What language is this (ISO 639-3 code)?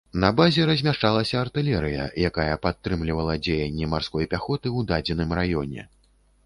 bel